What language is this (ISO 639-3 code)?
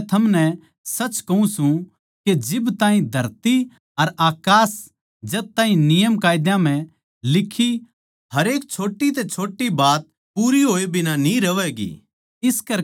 bgc